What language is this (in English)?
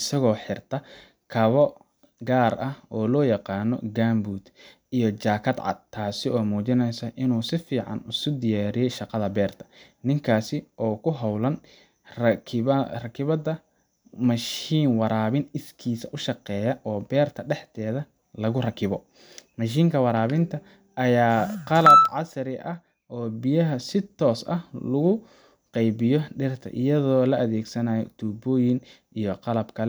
Somali